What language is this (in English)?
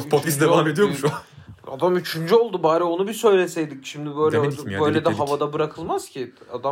Turkish